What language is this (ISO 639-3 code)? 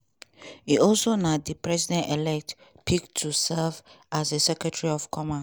pcm